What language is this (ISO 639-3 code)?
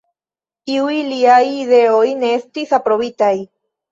epo